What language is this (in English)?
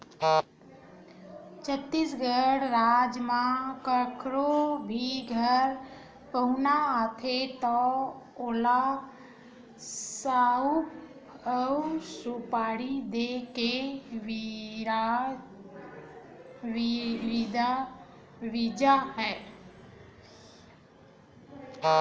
Chhattisgarhi